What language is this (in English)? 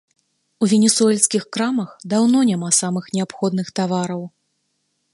Belarusian